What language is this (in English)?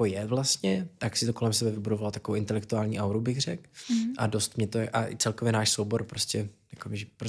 Czech